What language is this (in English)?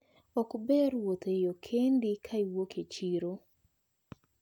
Luo (Kenya and Tanzania)